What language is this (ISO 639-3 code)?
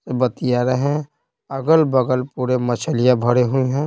hin